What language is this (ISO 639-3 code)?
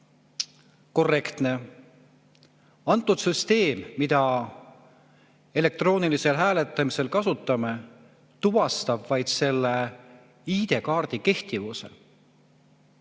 est